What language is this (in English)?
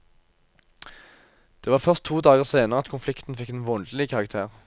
Norwegian